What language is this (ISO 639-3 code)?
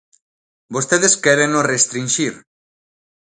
glg